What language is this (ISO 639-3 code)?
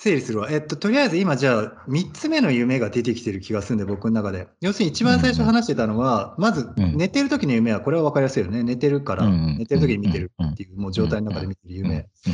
jpn